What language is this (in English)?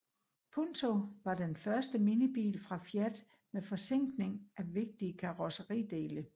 Danish